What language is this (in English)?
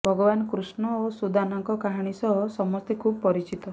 Odia